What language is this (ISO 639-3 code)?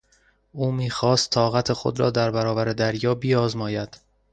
fas